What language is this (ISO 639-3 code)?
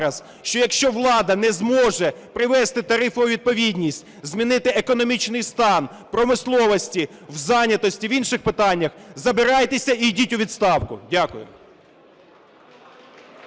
ukr